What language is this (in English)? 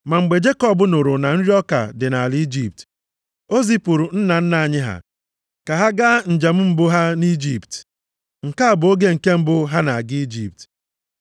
Igbo